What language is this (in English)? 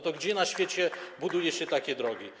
Polish